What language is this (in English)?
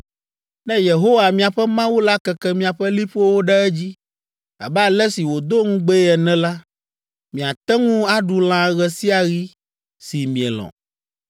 Ewe